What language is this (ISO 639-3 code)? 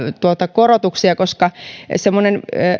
fin